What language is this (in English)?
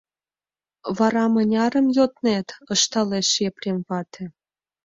Mari